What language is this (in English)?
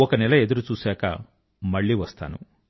Telugu